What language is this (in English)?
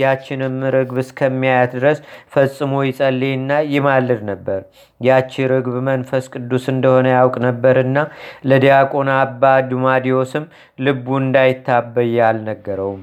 Amharic